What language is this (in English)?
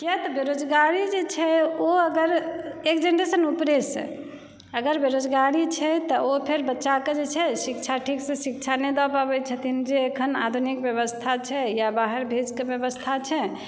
Maithili